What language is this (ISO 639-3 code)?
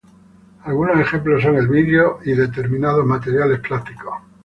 spa